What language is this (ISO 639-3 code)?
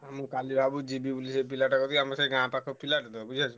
ori